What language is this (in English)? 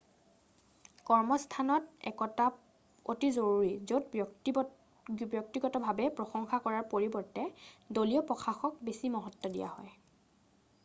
Assamese